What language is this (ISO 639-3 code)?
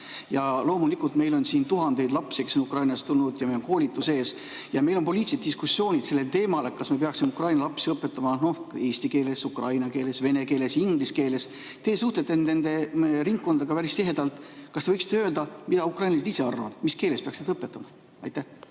est